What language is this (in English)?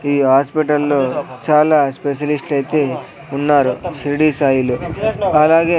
Telugu